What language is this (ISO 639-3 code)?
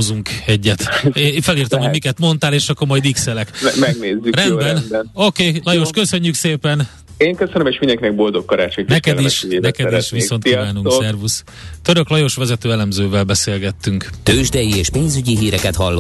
hun